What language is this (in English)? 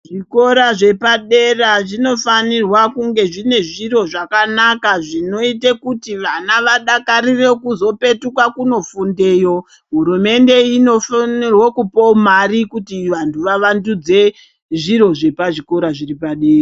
Ndau